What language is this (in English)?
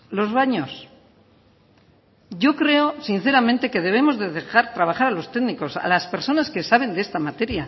Spanish